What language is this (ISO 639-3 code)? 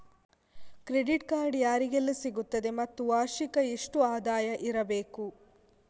kan